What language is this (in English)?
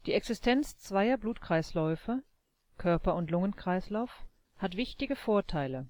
German